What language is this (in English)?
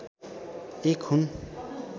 Nepali